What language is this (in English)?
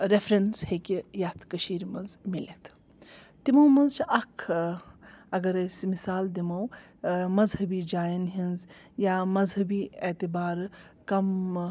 Kashmiri